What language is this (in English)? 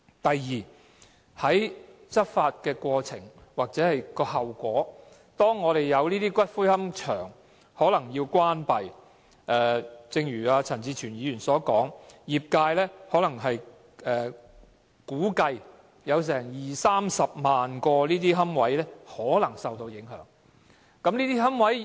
Cantonese